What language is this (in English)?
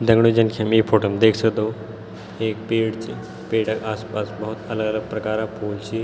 Garhwali